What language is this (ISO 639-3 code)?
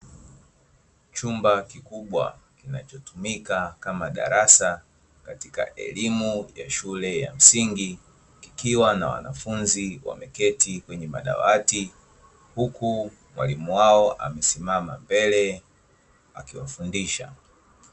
swa